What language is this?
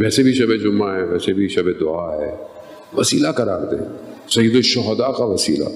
Urdu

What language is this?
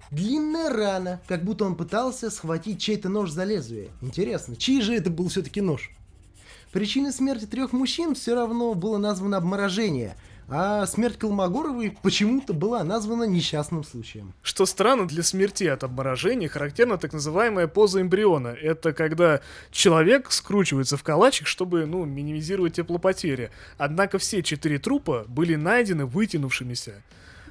Russian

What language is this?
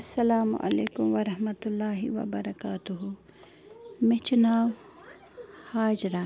Kashmiri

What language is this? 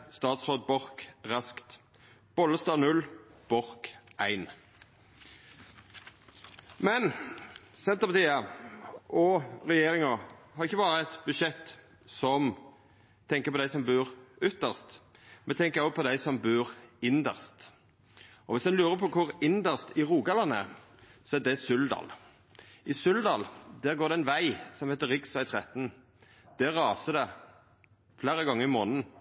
Norwegian Nynorsk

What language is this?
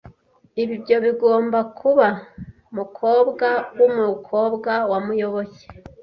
Kinyarwanda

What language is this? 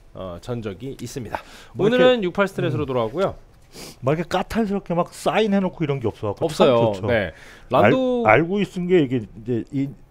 Korean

